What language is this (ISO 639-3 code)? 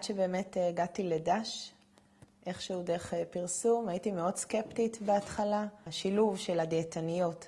heb